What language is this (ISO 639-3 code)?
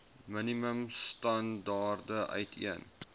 afr